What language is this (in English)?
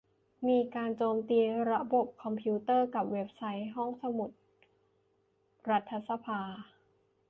Thai